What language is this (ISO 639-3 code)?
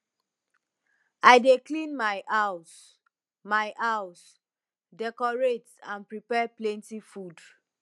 pcm